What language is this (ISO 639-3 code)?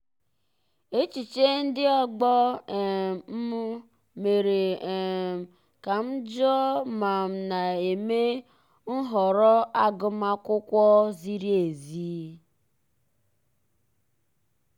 ibo